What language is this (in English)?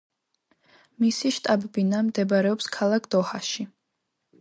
Georgian